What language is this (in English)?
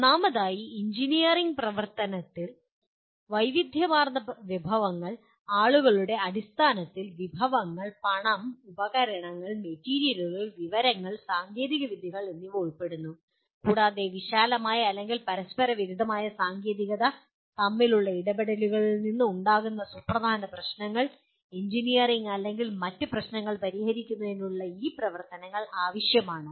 Malayalam